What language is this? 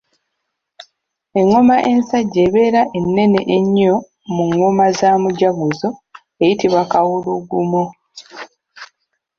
Ganda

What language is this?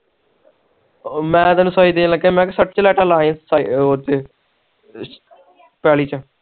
Punjabi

